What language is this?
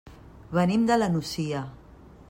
Catalan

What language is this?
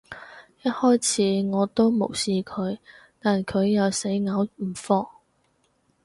Cantonese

